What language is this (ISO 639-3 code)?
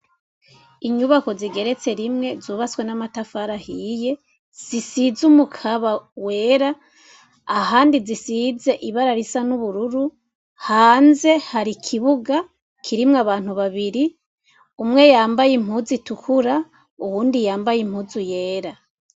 run